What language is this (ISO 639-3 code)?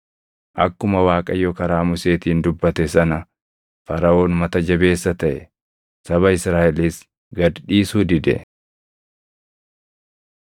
orm